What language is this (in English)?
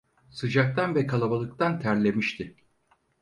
Turkish